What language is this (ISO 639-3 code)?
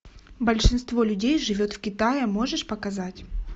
rus